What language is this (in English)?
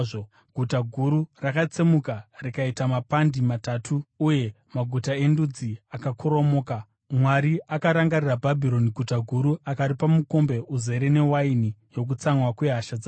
Shona